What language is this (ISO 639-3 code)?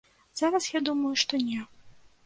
bel